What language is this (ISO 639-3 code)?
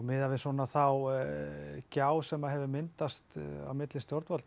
isl